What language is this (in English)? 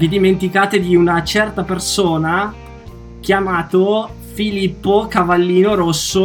Italian